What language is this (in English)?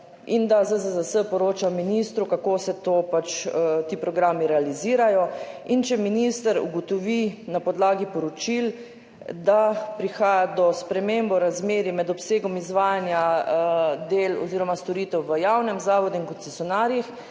Slovenian